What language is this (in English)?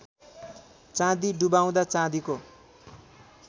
Nepali